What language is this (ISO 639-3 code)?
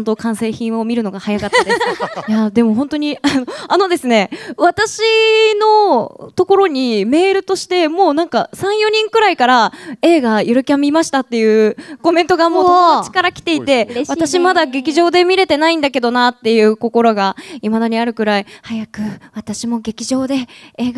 jpn